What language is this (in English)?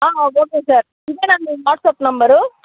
Telugu